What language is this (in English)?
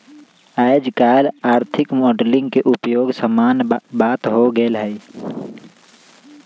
Magahi